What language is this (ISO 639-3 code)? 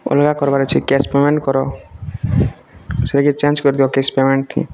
ori